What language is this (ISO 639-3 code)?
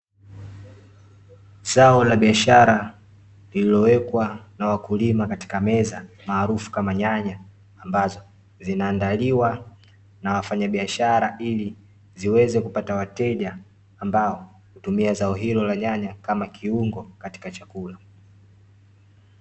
swa